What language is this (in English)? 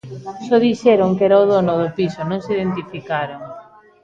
Galician